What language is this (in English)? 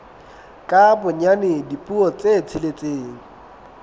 Southern Sotho